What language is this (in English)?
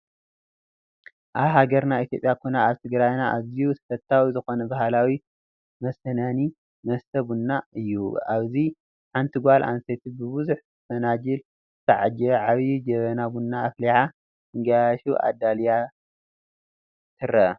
Tigrinya